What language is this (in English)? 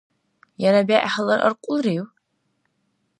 Dargwa